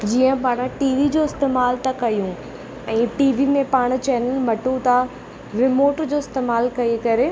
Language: Sindhi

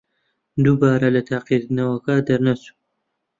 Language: Central Kurdish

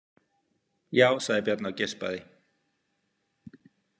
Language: Icelandic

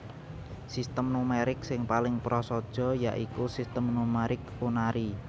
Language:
Javanese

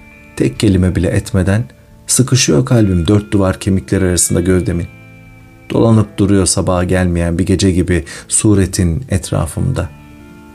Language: Turkish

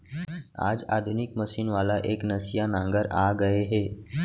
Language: Chhattisgarhi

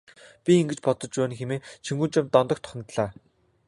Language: Mongolian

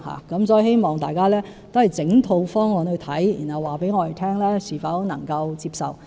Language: Cantonese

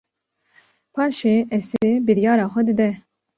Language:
Kurdish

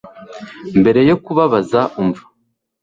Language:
Kinyarwanda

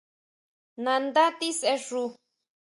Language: Huautla Mazatec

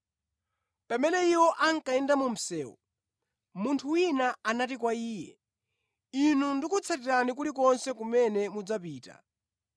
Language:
Nyanja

